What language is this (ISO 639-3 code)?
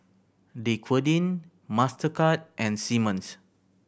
eng